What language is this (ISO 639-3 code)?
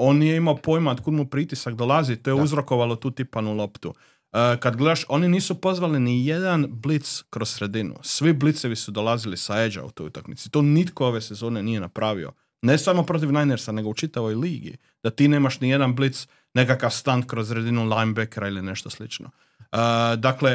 hrv